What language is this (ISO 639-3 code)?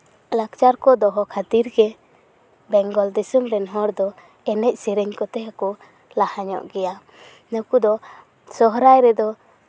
sat